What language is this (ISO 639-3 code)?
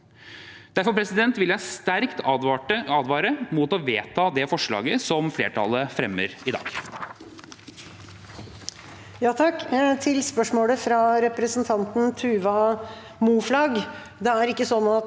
nor